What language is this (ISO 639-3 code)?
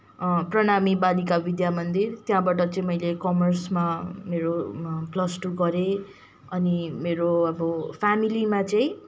nep